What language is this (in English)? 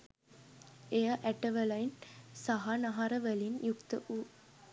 Sinhala